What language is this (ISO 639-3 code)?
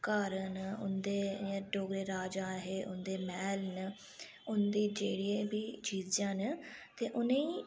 doi